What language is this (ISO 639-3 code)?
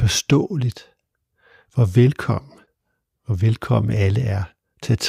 dan